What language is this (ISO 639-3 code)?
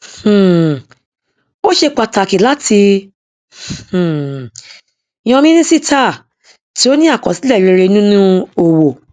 yor